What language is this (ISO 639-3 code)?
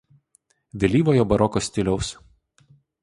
lit